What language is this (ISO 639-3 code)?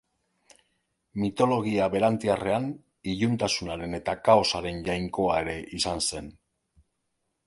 eus